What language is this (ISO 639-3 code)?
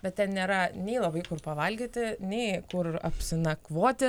lit